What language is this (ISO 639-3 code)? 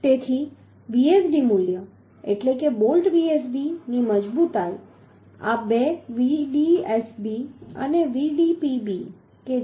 guj